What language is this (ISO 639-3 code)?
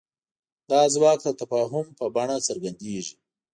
pus